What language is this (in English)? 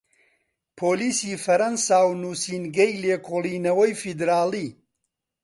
Central Kurdish